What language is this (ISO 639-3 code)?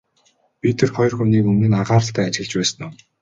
mon